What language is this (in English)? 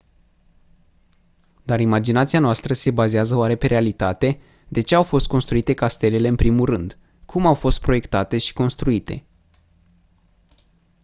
Romanian